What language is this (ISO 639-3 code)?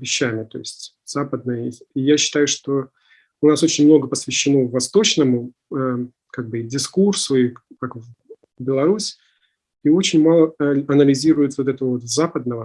rus